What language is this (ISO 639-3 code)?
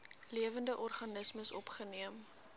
afr